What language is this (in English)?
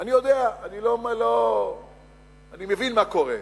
Hebrew